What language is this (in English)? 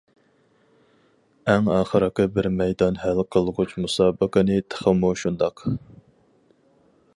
Uyghur